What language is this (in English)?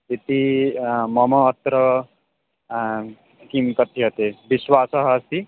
Sanskrit